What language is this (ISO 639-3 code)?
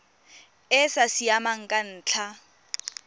tsn